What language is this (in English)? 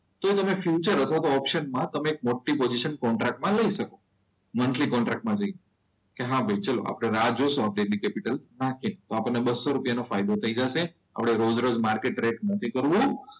Gujarati